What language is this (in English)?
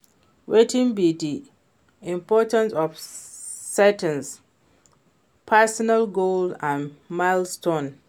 Nigerian Pidgin